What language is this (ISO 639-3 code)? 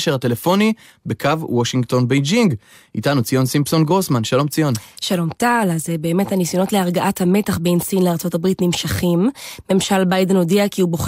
heb